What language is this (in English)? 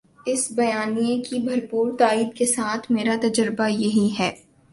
Urdu